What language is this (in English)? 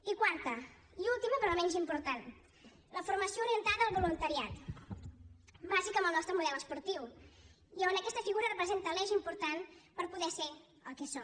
Catalan